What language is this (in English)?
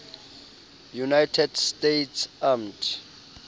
Southern Sotho